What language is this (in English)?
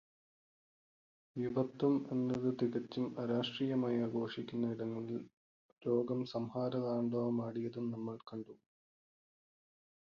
Malayalam